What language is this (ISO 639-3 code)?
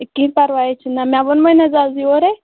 kas